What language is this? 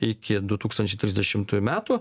Lithuanian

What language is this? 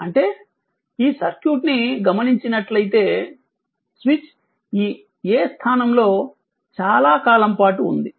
Telugu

